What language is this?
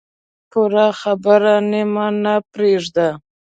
Pashto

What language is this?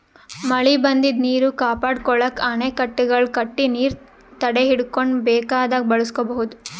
Kannada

